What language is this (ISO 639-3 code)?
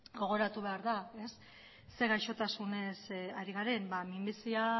eus